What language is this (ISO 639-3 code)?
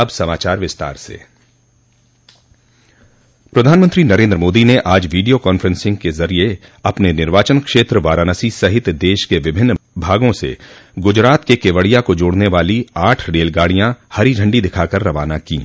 hin